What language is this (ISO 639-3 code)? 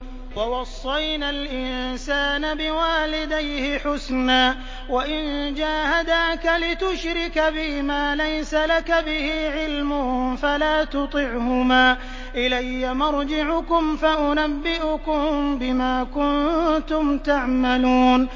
ara